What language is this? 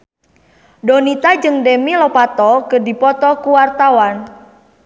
Sundanese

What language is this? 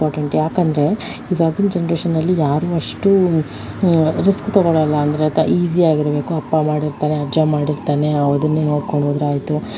Kannada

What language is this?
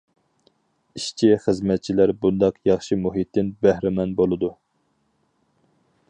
Uyghur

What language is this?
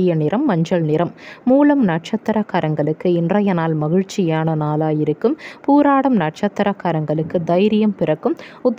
Turkish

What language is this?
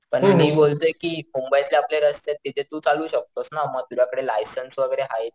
Marathi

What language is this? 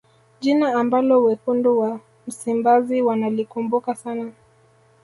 Swahili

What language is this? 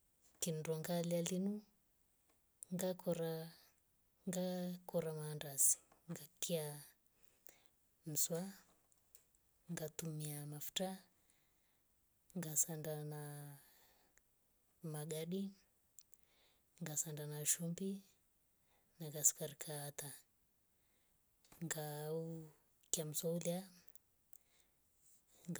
Rombo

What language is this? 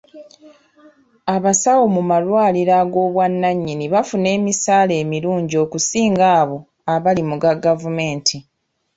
Ganda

